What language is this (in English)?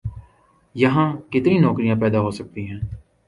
Urdu